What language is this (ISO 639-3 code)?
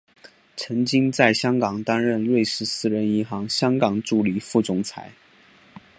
zho